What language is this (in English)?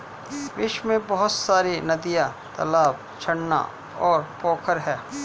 Hindi